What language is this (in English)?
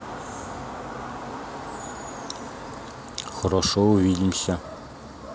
Russian